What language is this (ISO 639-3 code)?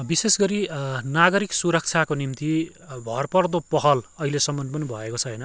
nep